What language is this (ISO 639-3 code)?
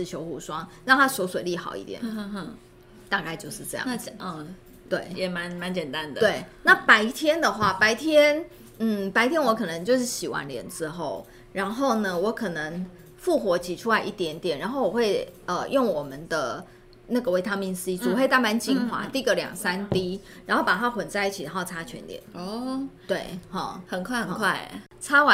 zho